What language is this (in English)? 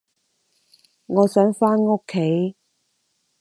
Cantonese